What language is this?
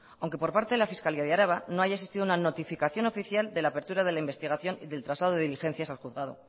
Spanish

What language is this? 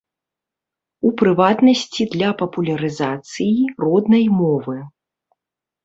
Belarusian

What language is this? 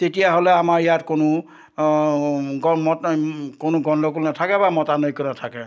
Assamese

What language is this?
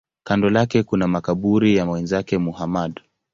Swahili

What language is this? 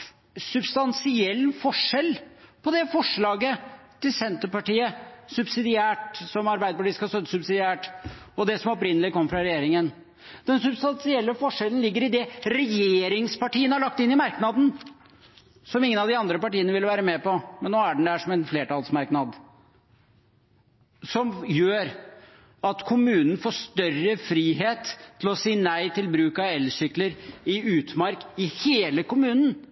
Norwegian Bokmål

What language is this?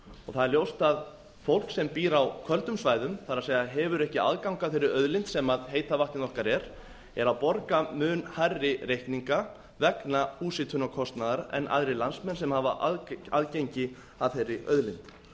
Icelandic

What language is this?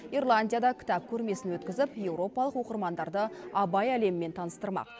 Kazakh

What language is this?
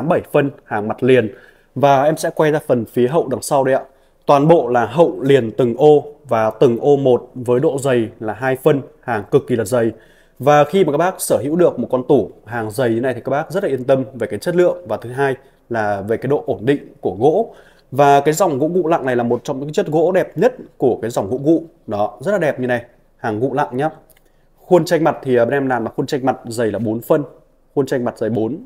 Vietnamese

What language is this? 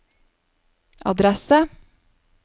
Norwegian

